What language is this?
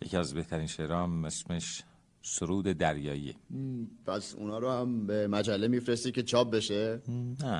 Persian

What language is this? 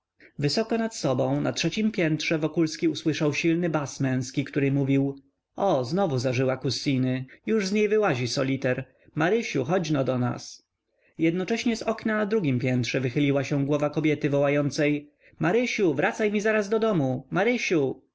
Polish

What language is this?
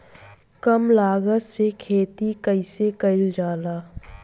Bhojpuri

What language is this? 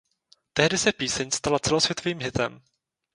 Czech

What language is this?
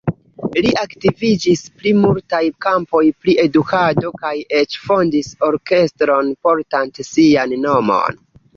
Esperanto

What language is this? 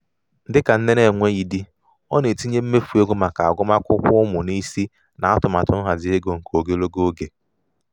Igbo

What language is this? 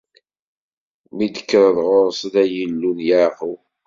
Kabyle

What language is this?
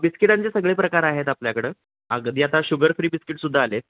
Marathi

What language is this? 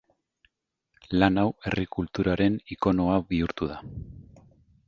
Basque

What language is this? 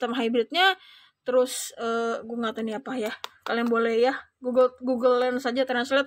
Indonesian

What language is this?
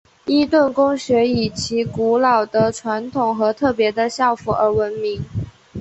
Chinese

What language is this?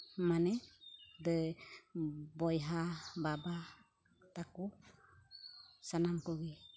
Santali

